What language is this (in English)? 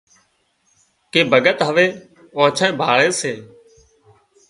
Wadiyara Koli